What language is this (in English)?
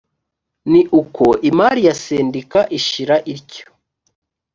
Kinyarwanda